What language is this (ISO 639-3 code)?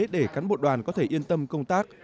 vie